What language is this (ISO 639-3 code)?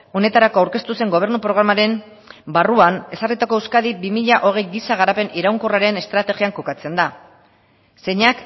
eus